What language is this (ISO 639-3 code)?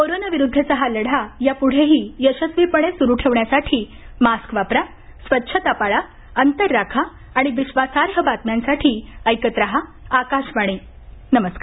mar